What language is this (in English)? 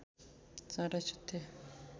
Nepali